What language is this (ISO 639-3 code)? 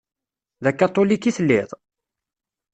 kab